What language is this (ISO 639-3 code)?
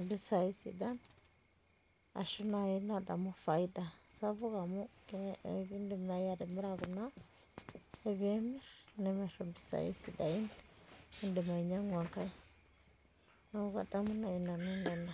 mas